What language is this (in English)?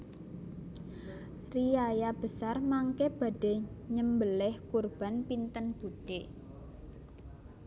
Javanese